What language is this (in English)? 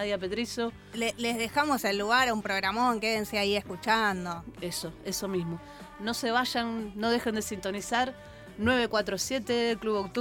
Spanish